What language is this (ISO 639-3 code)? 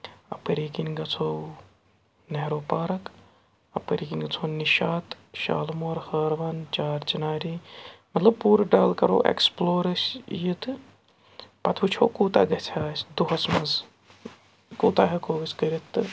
kas